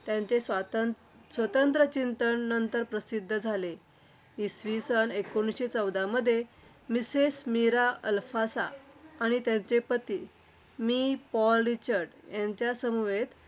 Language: Marathi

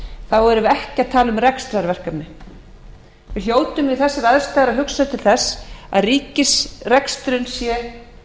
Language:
Icelandic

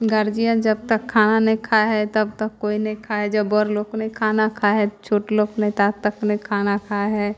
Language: Maithili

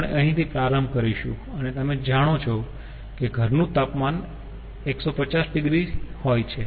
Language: Gujarati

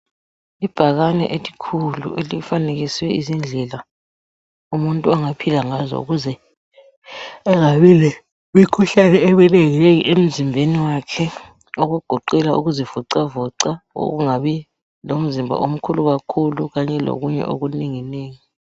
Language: North Ndebele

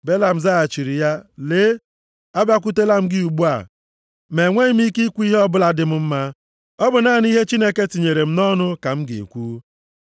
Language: Igbo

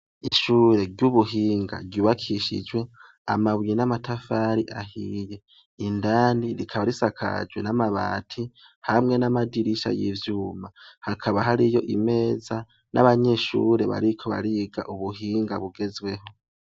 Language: Rundi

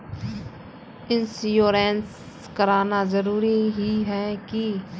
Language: Magahi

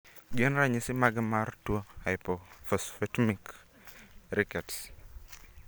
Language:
Luo (Kenya and Tanzania)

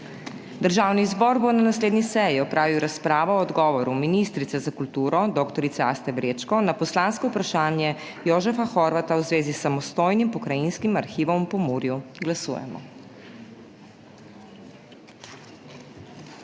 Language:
Slovenian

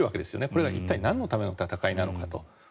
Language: Japanese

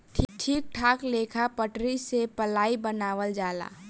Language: Bhojpuri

